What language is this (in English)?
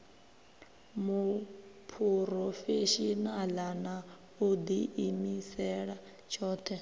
Venda